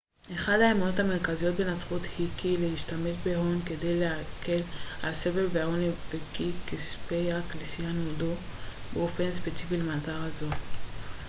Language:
Hebrew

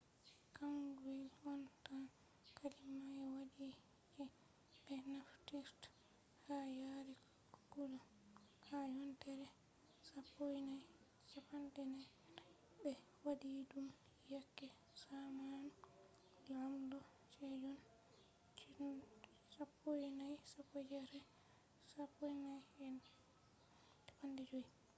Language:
Fula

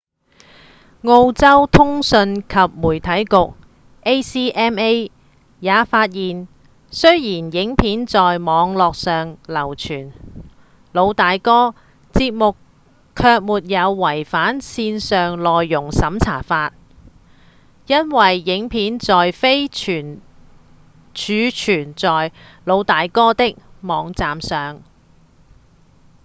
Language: Cantonese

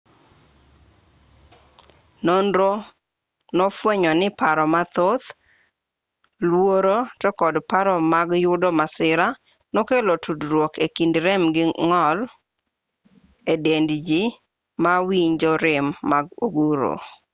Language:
Luo (Kenya and Tanzania)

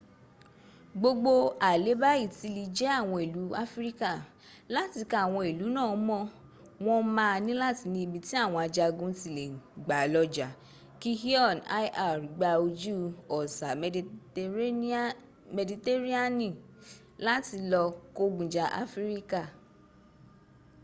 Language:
Yoruba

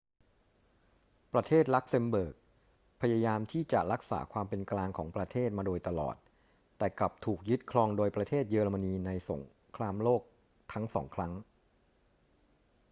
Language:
Thai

